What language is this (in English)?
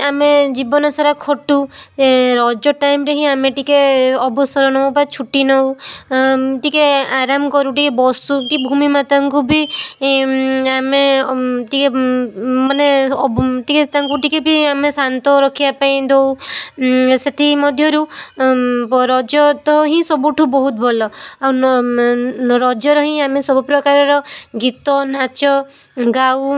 Odia